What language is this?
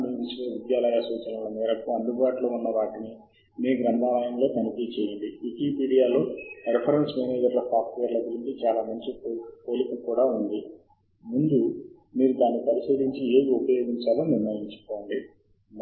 Telugu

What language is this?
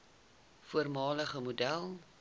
Afrikaans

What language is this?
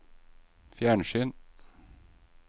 Norwegian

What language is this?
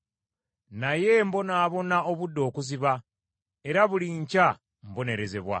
Ganda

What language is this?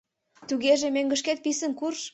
Mari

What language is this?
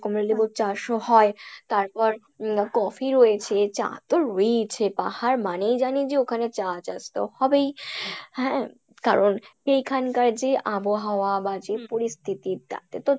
Bangla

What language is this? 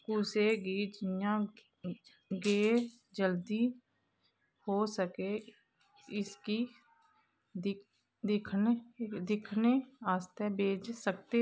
Dogri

